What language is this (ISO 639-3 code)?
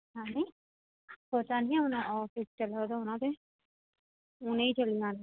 doi